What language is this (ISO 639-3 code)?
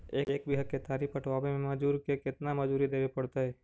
mag